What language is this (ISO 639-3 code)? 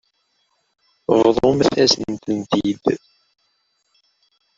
kab